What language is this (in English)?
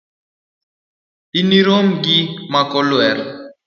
Luo (Kenya and Tanzania)